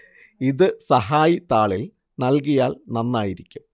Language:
Malayalam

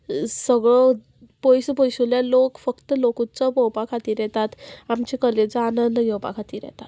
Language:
Konkani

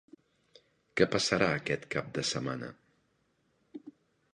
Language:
Catalan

